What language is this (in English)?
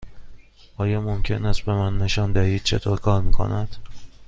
Persian